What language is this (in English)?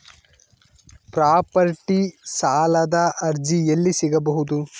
Kannada